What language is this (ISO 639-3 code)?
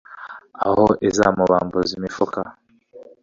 kin